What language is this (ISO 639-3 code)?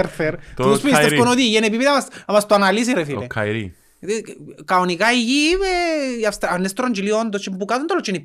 ell